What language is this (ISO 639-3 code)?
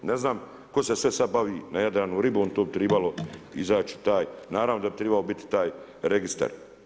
hrv